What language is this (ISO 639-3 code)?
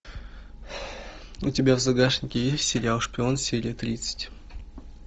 rus